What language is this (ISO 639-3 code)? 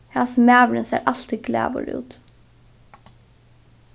fao